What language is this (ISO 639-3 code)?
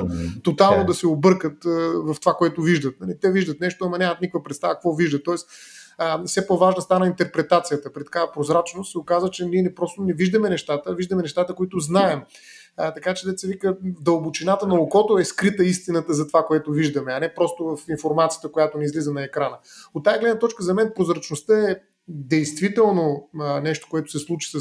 bul